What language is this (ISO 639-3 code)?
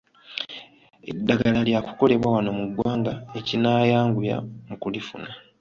lug